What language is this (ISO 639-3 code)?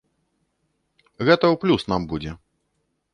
bel